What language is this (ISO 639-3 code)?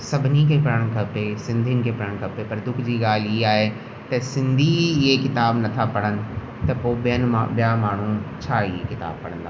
snd